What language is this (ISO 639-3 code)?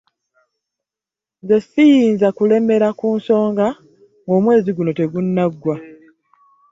lug